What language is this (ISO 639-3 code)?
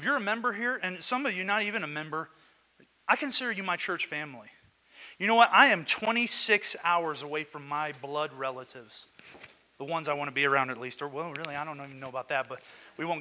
eng